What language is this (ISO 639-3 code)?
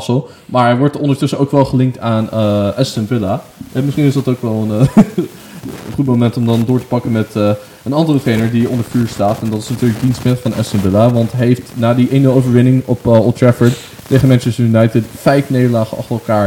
nld